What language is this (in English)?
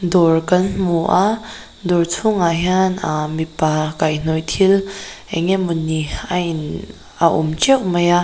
Mizo